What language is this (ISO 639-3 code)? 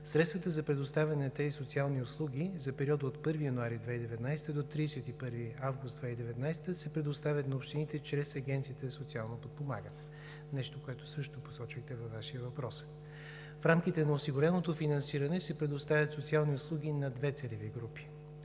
bul